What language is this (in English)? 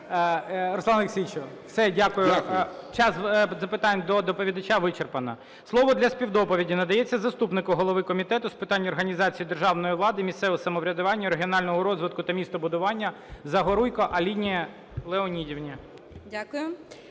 Ukrainian